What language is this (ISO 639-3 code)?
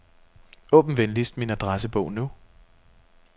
dan